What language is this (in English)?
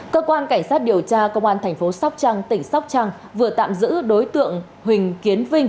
Vietnamese